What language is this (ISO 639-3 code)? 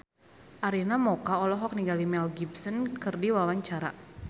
sun